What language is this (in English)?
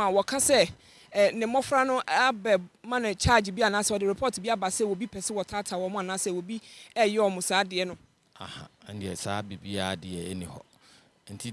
English